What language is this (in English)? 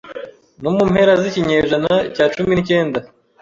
Kinyarwanda